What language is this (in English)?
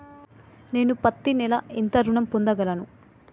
Telugu